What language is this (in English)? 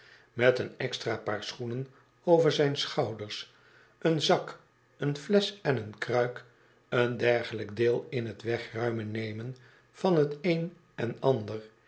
Dutch